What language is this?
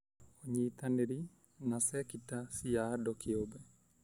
Kikuyu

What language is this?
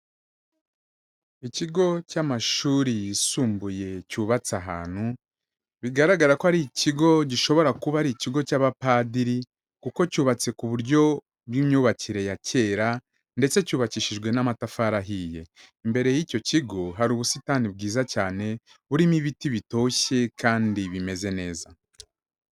Kinyarwanda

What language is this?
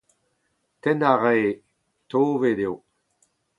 Breton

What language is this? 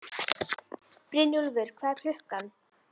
Icelandic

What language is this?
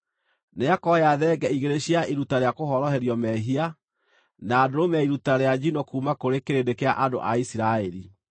Kikuyu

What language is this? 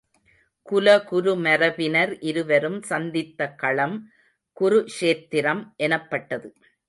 Tamil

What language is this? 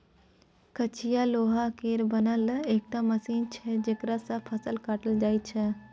Maithili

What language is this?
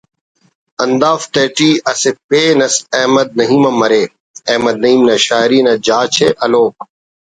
Brahui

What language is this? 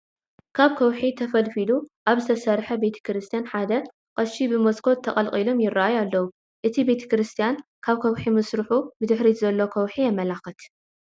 Tigrinya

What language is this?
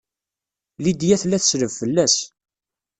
Kabyle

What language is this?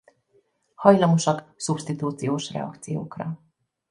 Hungarian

